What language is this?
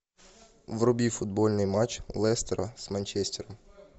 Russian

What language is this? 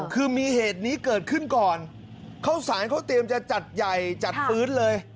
Thai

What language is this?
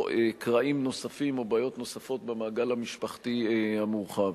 Hebrew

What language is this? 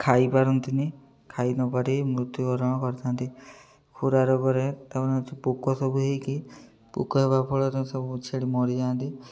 Odia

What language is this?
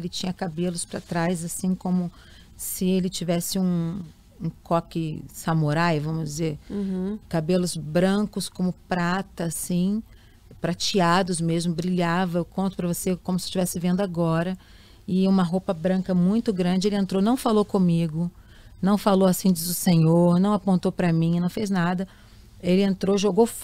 Portuguese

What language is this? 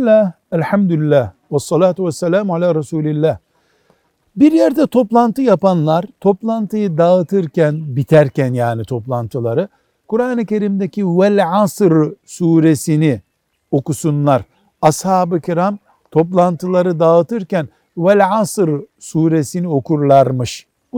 Turkish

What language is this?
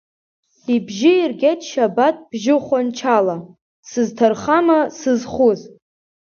Abkhazian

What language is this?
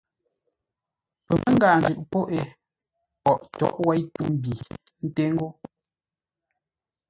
Ngombale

